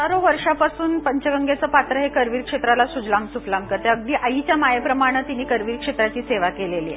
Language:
Marathi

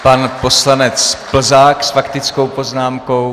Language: Czech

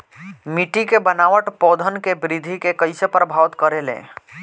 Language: Bhojpuri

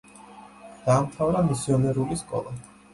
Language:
Georgian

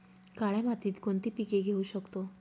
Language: Marathi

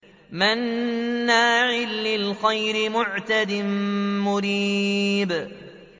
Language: Arabic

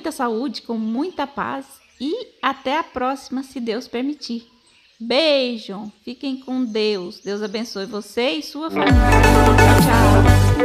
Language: Portuguese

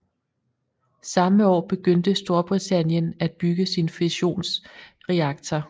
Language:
Danish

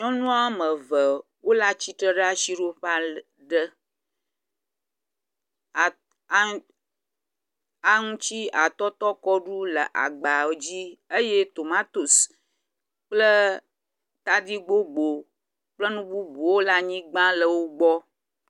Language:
Ewe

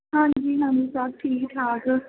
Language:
Punjabi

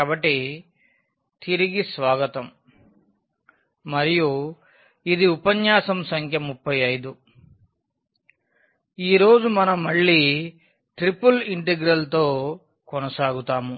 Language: Telugu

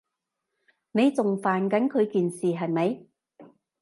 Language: Cantonese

